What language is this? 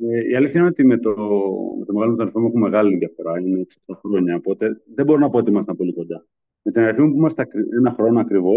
Greek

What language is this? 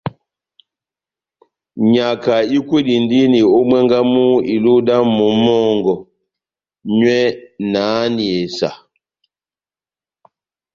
Batanga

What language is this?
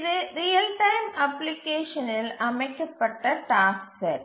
Tamil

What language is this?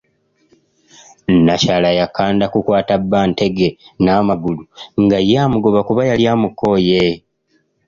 Ganda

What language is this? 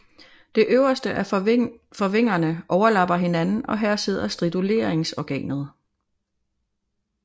Danish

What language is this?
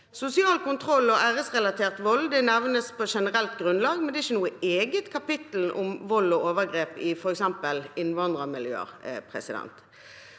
Norwegian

